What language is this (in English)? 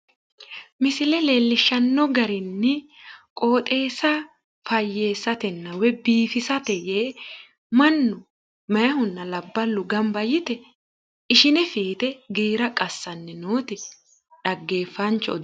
Sidamo